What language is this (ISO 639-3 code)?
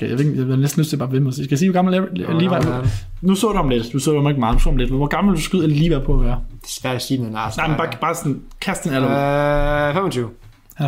dan